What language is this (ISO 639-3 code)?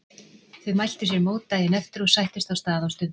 isl